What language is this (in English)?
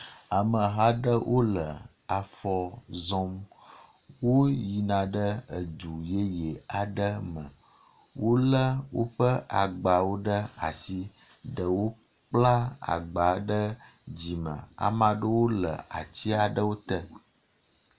Ewe